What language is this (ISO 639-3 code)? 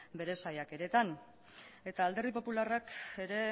eus